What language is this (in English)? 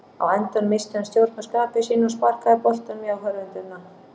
Icelandic